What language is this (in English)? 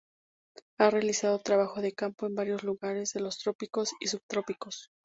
Spanish